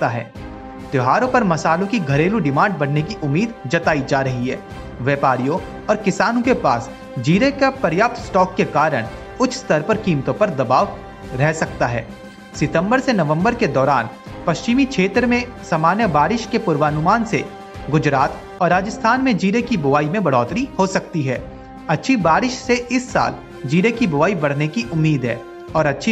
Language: Hindi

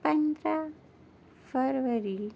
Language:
Urdu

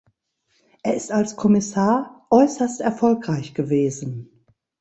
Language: German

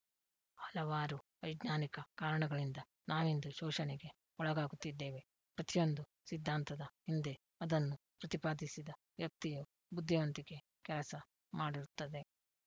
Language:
Kannada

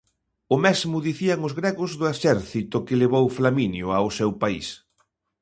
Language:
Galician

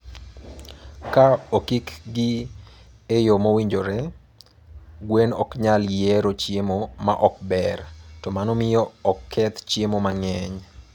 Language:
Luo (Kenya and Tanzania)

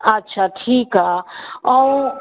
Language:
Sindhi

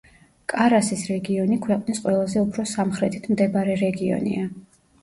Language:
Georgian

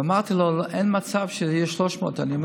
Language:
Hebrew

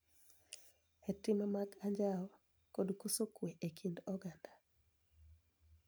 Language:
Luo (Kenya and Tanzania)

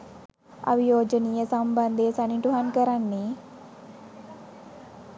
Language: Sinhala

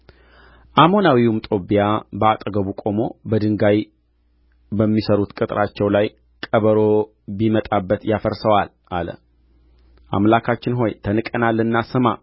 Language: Amharic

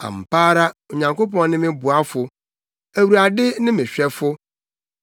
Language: Akan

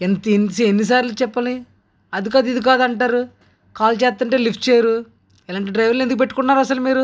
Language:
Telugu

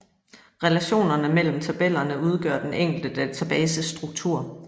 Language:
Danish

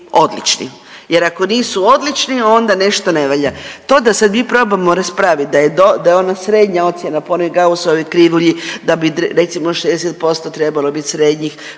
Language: Croatian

